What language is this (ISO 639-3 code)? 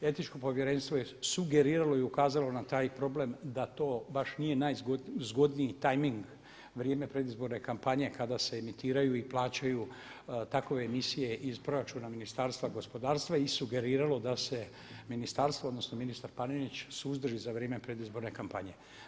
hrv